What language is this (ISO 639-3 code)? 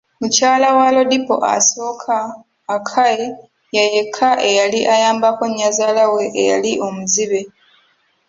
lug